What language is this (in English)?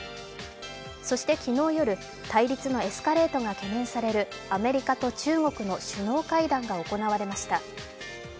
Japanese